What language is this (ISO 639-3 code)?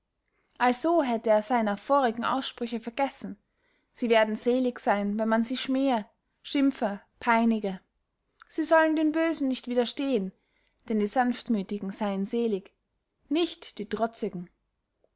deu